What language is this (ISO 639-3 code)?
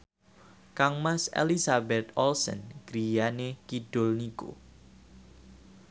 jav